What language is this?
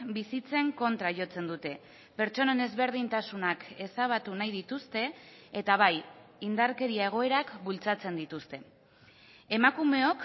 Basque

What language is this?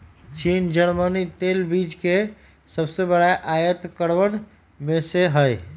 Magahi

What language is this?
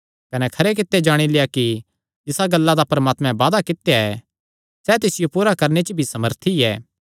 Kangri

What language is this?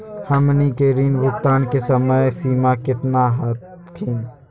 Magahi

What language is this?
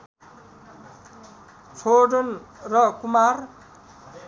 Nepali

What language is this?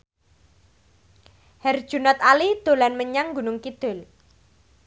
Javanese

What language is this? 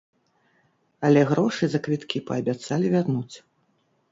Belarusian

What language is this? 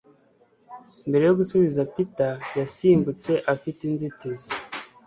Kinyarwanda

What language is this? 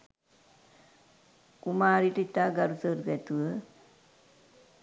Sinhala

